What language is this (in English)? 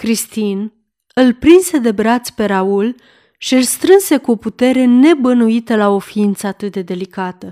Romanian